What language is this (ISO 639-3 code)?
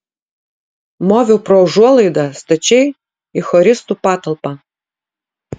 lit